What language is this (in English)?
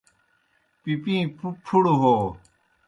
Kohistani Shina